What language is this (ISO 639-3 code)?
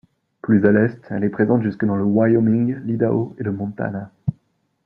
fra